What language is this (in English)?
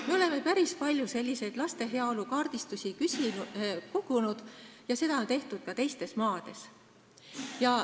Estonian